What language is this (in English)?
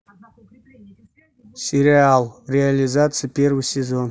Russian